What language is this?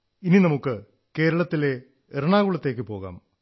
Malayalam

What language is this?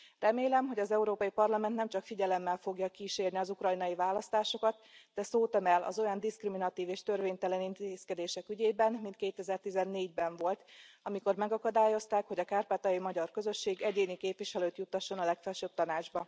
Hungarian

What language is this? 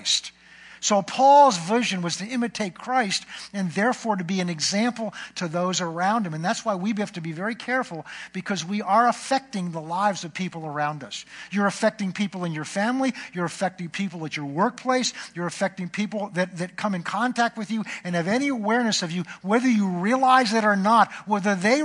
English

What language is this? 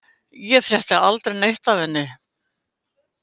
Icelandic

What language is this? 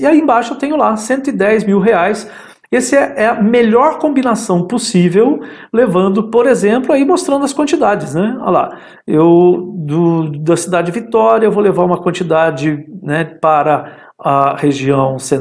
Portuguese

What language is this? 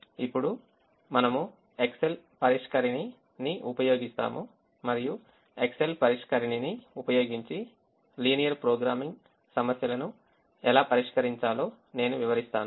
Telugu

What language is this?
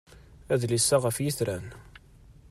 Kabyle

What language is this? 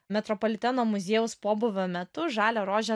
Lithuanian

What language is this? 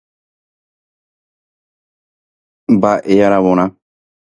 Guarani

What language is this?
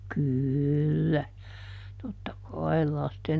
Finnish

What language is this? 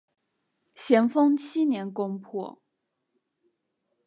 Chinese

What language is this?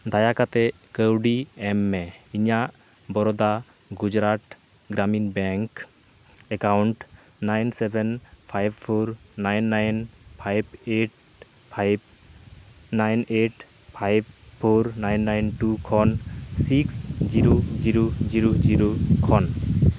Santali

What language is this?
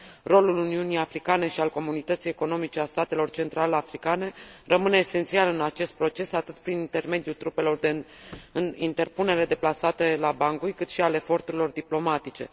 Romanian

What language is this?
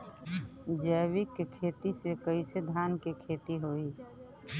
Bhojpuri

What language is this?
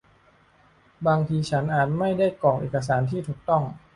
Thai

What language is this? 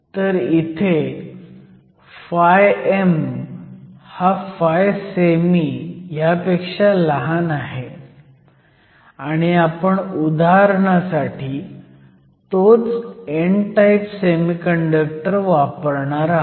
Marathi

